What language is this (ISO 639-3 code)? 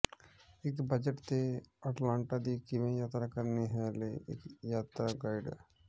pan